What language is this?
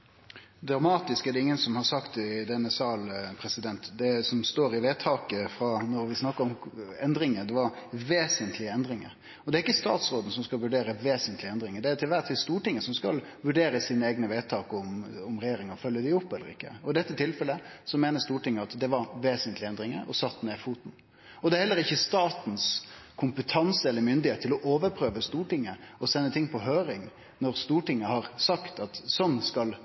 Norwegian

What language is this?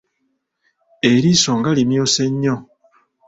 Ganda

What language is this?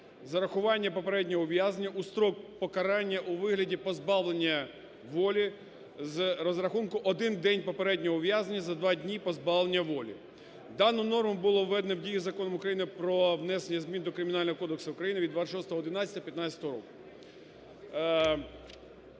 Ukrainian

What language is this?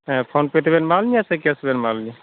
Santali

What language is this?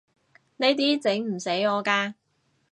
Cantonese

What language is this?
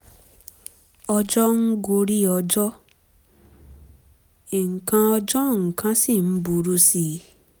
Yoruba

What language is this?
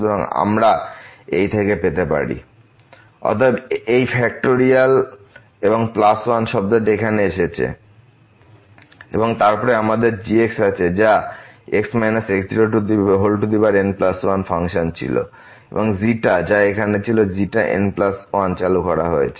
Bangla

